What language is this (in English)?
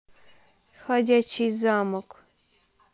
Russian